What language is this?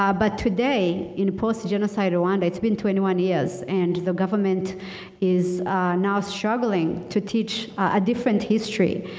English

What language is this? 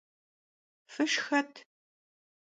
Kabardian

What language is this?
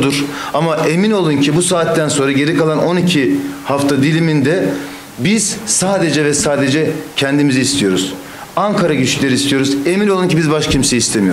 Turkish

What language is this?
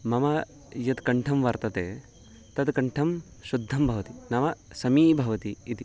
Sanskrit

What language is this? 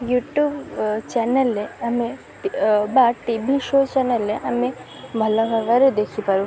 Odia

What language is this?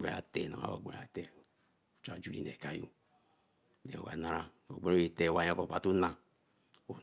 Eleme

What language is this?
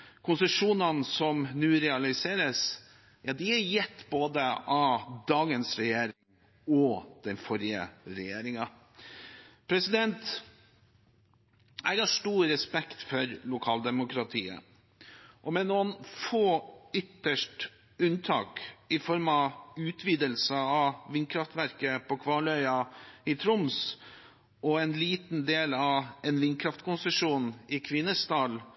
Norwegian Bokmål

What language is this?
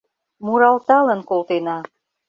Mari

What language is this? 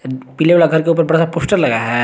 Hindi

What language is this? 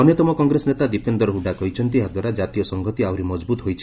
Odia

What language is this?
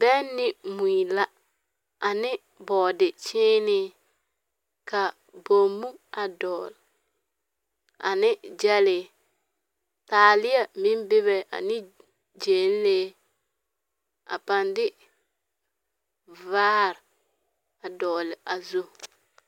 Southern Dagaare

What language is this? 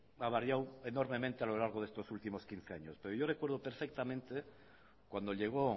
Spanish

